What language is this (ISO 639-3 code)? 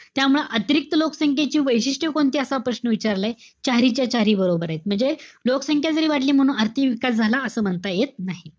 mar